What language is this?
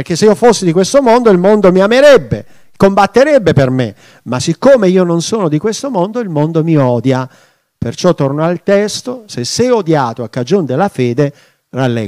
Italian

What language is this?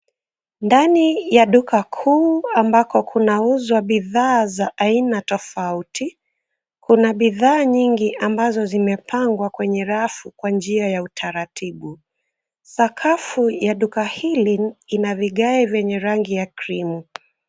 Swahili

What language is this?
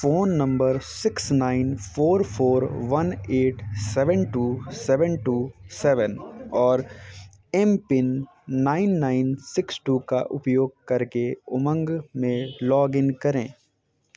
Hindi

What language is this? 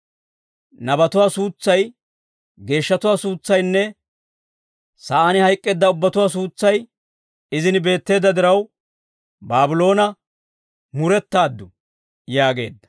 Dawro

